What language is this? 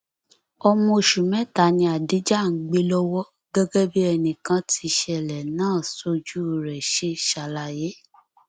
Yoruba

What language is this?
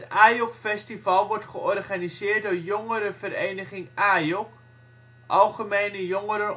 Dutch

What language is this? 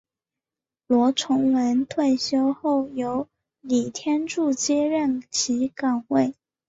Chinese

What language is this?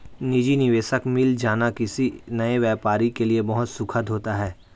Hindi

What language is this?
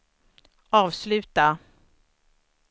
Swedish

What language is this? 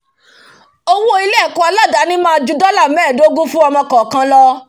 Yoruba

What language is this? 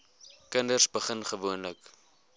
Afrikaans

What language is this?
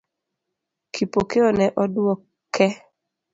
Luo (Kenya and Tanzania)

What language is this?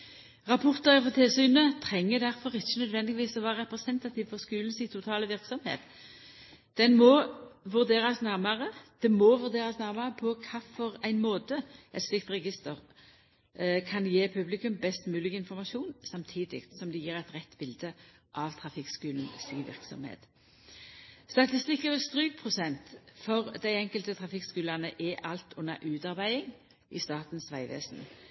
Norwegian Nynorsk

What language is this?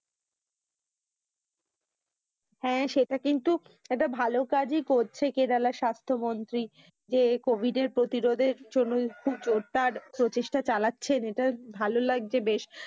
Bangla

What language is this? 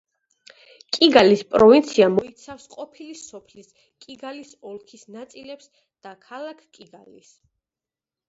Georgian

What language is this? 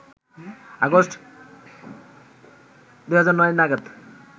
Bangla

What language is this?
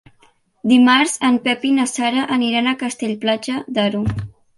Catalan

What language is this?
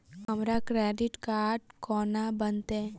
Maithili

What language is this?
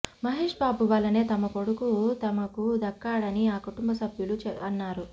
Telugu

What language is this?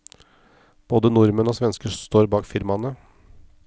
Norwegian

